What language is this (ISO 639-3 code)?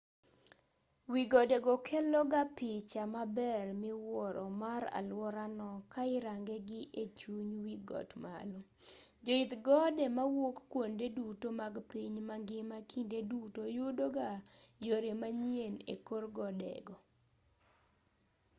luo